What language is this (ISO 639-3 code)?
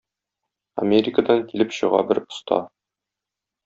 tat